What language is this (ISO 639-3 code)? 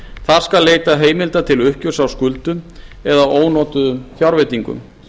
isl